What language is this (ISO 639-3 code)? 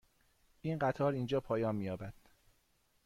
fas